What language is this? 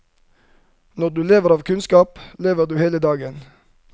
Norwegian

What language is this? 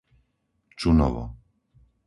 Slovak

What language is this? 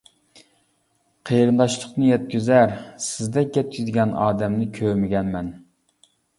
Uyghur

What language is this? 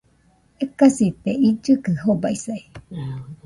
Nüpode Huitoto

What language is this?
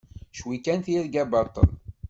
Kabyle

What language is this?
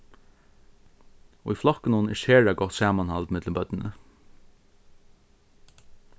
Faroese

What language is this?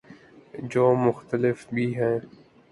Urdu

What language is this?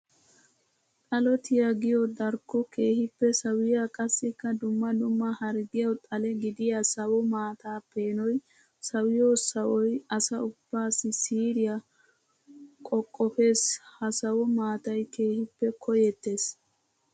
Wolaytta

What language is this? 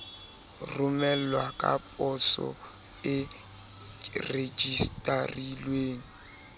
Southern Sotho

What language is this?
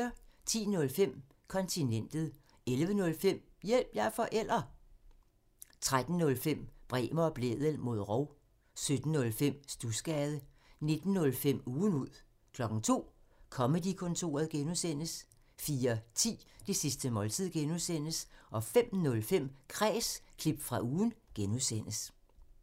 Danish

